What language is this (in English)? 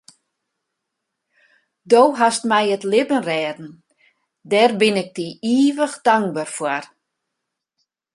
Western Frisian